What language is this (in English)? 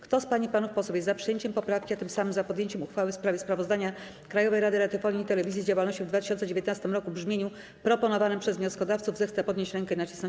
Polish